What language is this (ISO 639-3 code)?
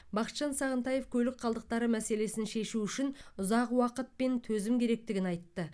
kaz